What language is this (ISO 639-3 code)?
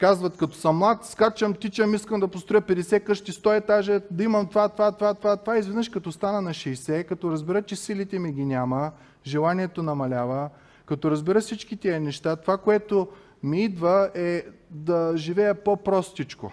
bul